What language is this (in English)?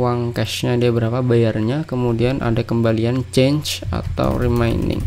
Indonesian